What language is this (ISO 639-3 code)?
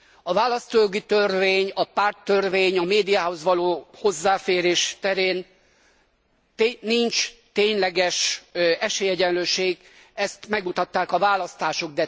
hun